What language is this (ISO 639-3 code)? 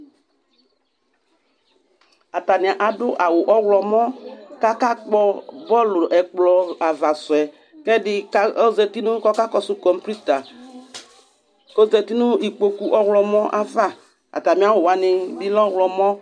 kpo